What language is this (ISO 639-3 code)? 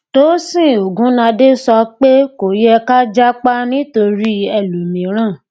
yor